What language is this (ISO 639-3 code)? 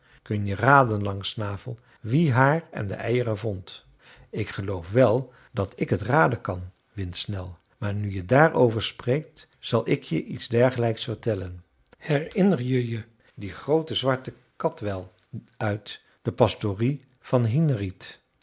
nld